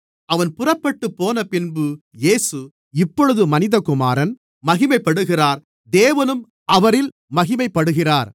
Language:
Tamil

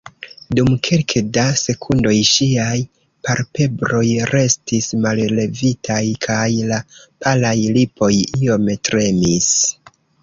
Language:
Esperanto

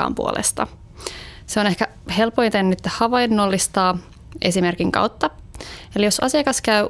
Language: Finnish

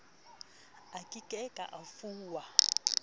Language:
Southern Sotho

